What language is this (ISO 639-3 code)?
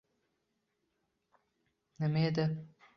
uzb